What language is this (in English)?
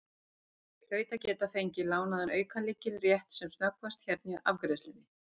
Icelandic